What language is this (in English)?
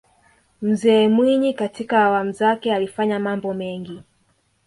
Swahili